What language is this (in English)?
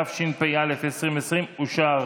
Hebrew